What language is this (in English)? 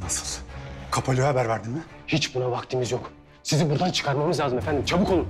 Turkish